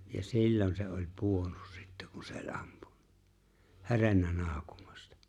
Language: Finnish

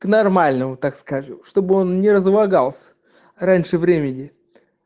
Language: Russian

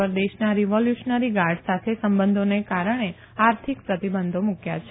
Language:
Gujarati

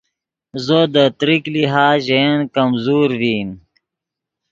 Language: Yidgha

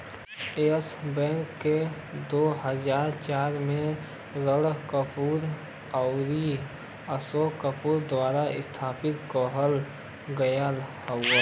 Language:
Bhojpuri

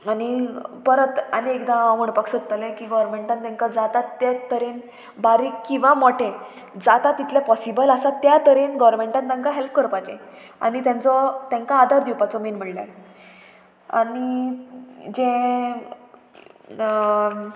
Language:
Konkani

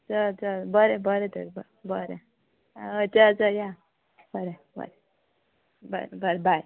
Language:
Konkani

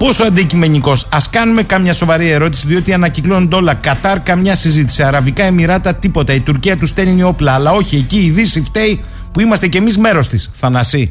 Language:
Greek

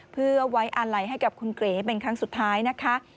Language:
Thai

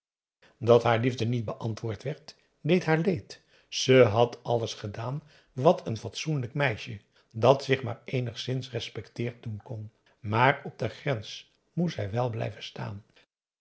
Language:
Dutch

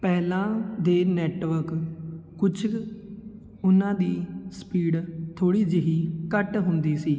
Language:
Punjabi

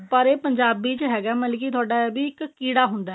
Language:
Punjabi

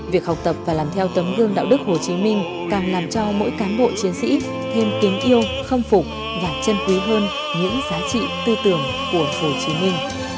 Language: Vietnamese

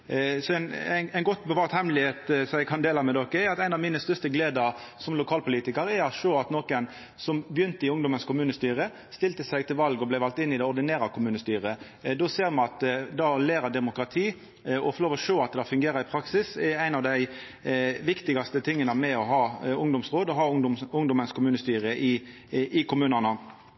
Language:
Norwegian Nynorsk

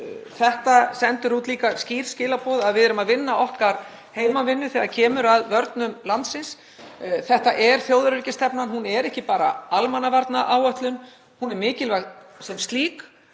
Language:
Icelandic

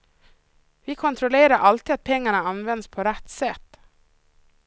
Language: Swedish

